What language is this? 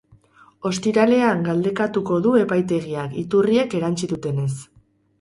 Basque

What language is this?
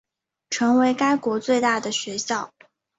Chinese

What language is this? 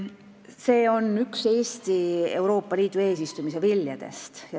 Estonian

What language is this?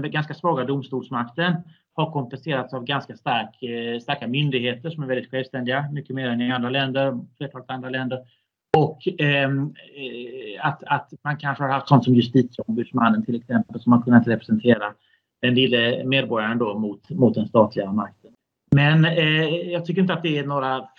Swedish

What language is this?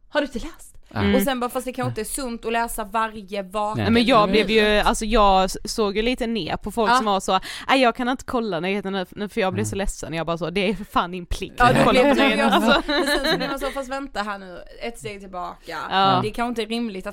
Swedish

